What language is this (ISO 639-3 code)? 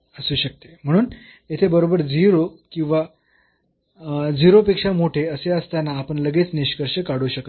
mar